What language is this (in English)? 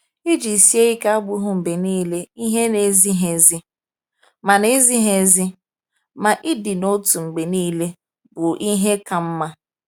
Igbo